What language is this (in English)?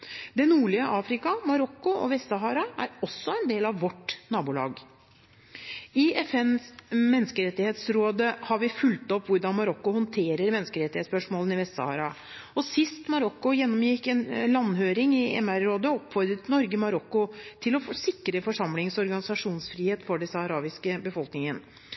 Norwegian Bokmål